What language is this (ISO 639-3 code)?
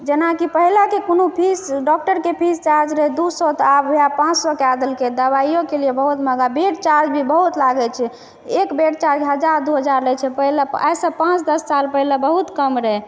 mai